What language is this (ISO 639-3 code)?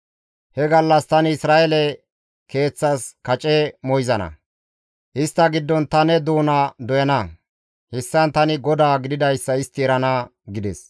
gmv